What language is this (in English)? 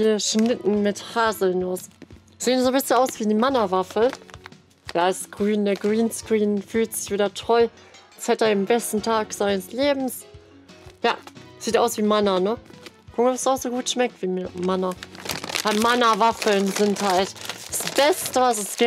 German